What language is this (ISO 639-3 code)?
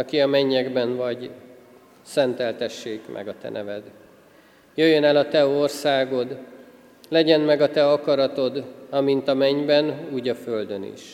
hun